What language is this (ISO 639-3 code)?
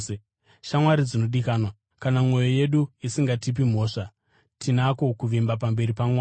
sna